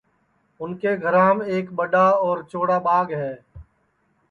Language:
Sansi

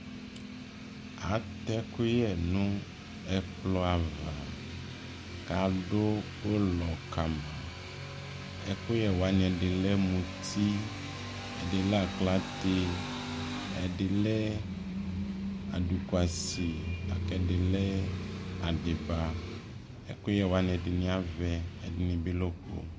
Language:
Ikposo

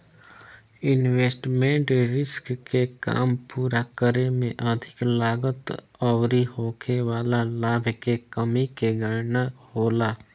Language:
Bhojpuri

